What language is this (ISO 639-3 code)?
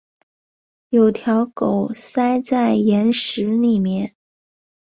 zho